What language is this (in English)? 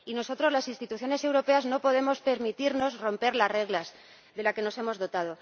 Spanish